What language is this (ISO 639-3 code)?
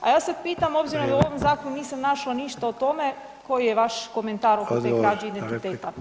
hrv